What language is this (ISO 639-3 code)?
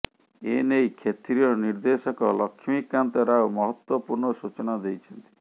ori